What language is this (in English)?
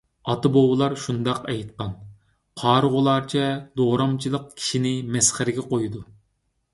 Uyghur